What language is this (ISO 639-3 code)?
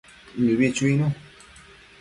mcf